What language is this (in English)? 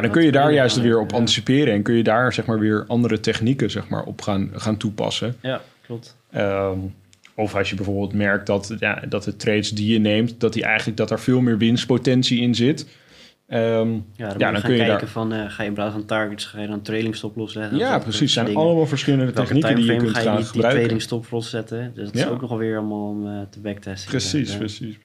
Dutch